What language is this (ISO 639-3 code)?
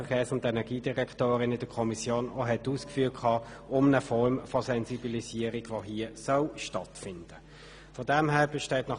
gsw